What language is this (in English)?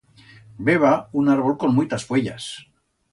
Aragonese